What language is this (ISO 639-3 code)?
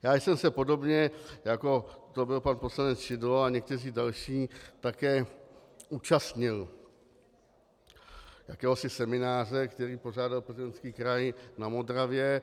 ces